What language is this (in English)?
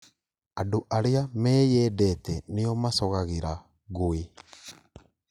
Kikuyu